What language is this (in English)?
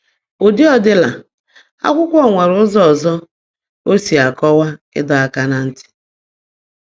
Igbo